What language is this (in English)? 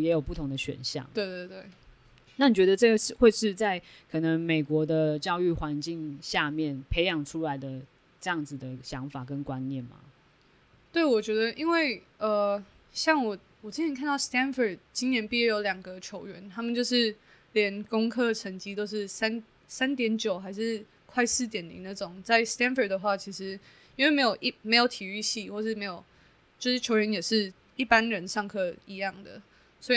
Chinese